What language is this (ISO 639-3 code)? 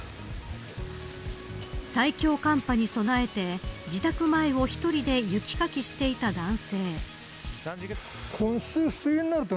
jpn